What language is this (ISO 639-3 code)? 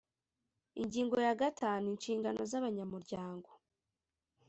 kin